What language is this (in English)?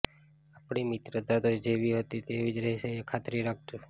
Gujarati